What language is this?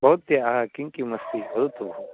Sanskrit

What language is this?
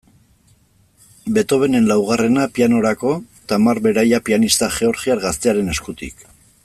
Basque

